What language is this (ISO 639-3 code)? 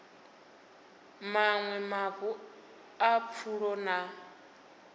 ven